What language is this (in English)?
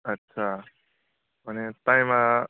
Bodo